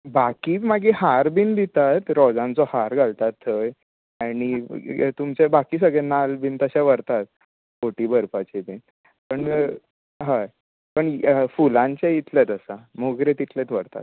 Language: Konkani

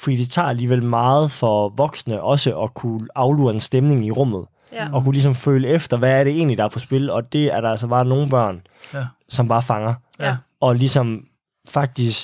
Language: Danish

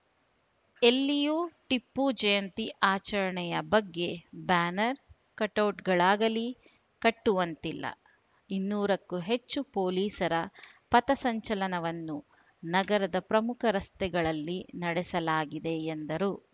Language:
Kannada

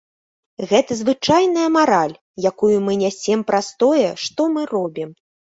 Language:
Belarusian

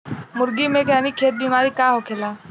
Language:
Bhojpuri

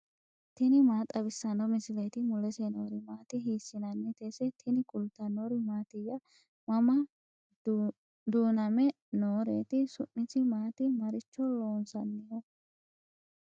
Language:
Sidamo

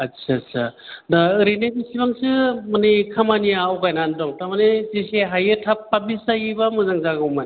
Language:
Bodo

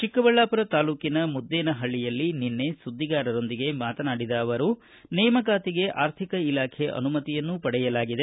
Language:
Kannada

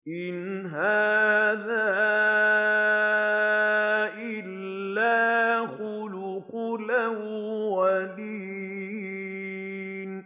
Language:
Arabic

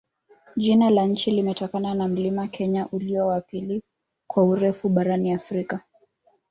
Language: Swahili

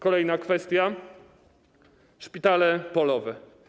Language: Polish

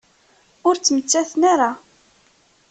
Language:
Kabyle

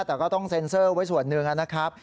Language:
Thai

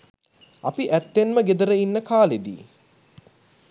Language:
Sinhala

